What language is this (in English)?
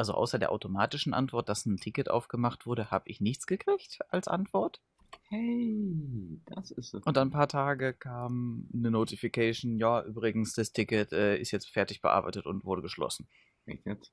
German